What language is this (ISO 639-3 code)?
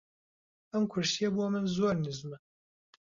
ckb